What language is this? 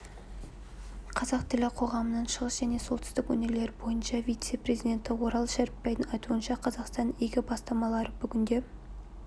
Kazakh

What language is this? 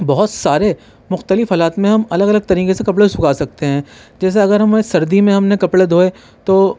Urdu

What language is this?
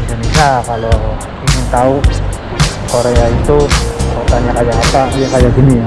Indonesian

